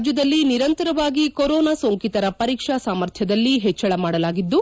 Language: Kannada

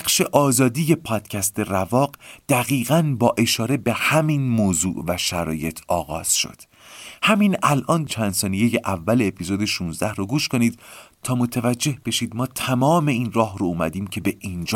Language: Persian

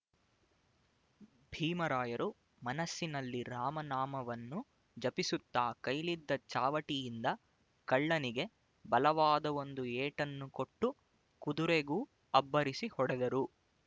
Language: Kannada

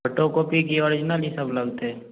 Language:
Maithili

